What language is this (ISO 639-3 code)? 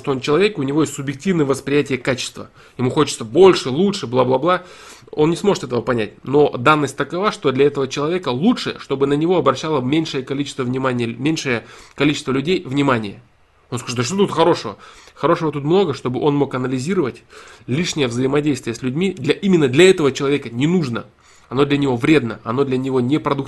rus